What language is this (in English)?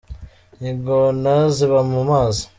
Kinyarwanda